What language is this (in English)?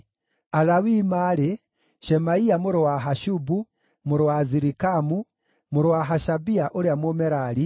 Kikuyu